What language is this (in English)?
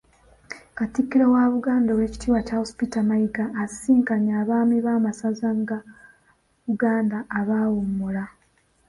Ganda